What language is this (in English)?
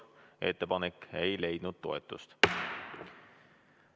Estonian